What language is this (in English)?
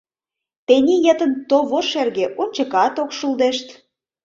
Mari